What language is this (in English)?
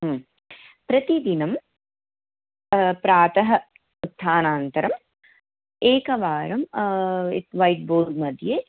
Sanskrit